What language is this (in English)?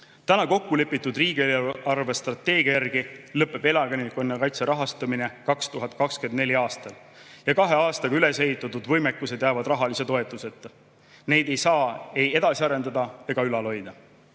Estonian